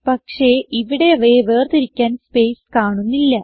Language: Malayalam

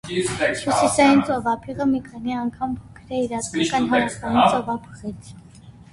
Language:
Armenian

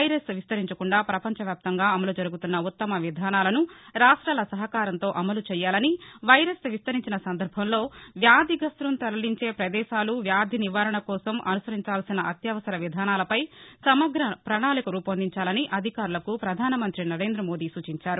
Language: Telugu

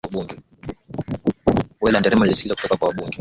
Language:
Swahili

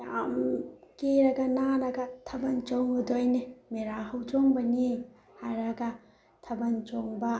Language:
Manipuri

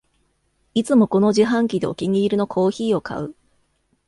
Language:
Japanese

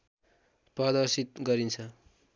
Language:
Nepali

